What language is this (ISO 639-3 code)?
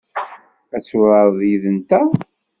kab